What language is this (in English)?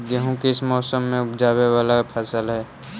Magahi